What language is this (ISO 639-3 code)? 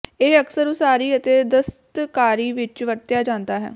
pan